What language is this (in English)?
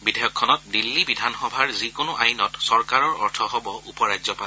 Assamese